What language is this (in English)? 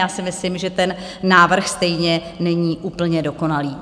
Czech